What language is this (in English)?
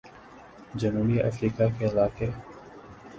Urdu